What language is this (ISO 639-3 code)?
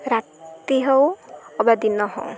ori